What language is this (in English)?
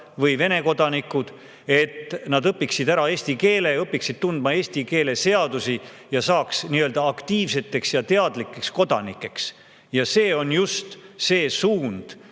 Estonian